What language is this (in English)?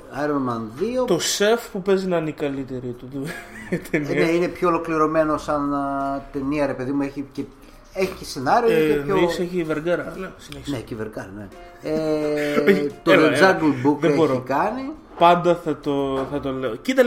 Greek